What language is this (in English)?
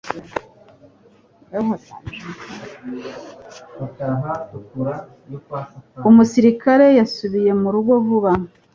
Kinyarwanda